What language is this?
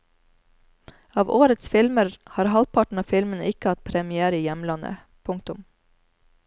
Norwegian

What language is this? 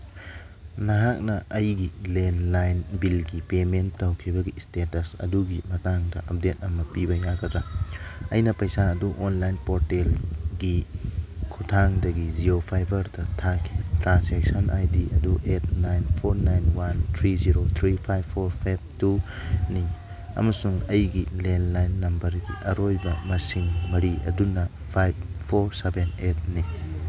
Manipuri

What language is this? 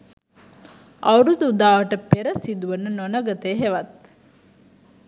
Sinhala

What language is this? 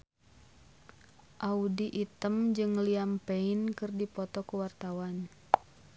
Sundanese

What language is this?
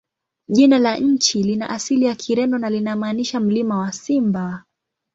Swahili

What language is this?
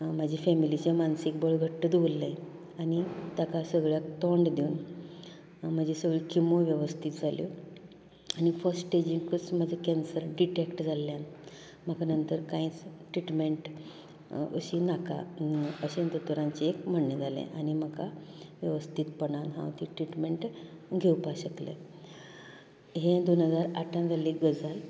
Konkani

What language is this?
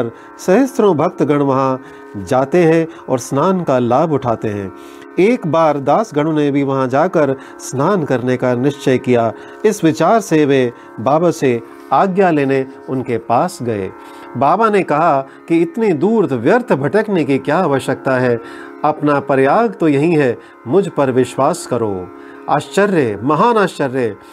Hindi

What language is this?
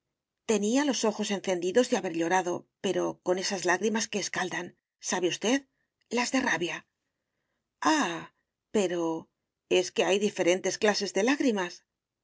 Spanish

